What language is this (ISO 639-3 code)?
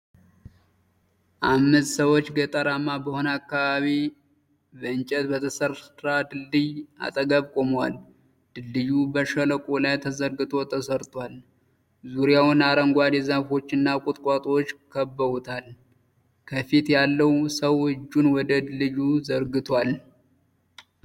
amh